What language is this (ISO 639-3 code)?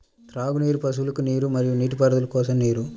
tel